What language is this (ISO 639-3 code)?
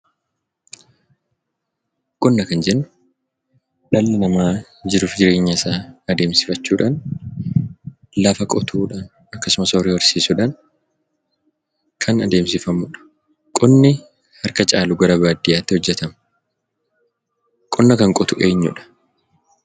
orm